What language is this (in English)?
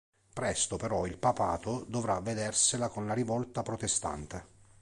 Italian